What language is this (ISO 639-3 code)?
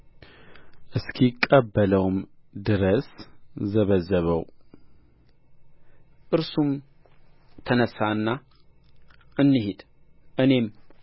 amh